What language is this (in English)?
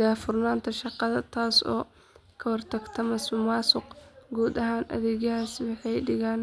Somali